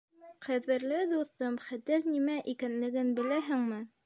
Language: Bashkir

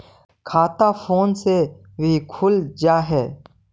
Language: Magahi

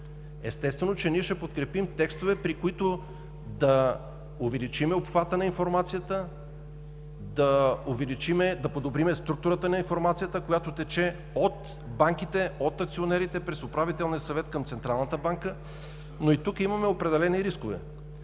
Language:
Bulgarian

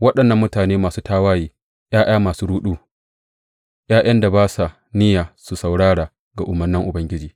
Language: Hausa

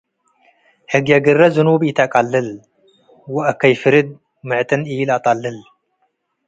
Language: Tigre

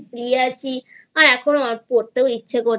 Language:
Bangla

